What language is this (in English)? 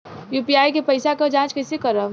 Bhojpuri